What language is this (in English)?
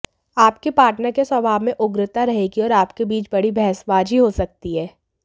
Hindi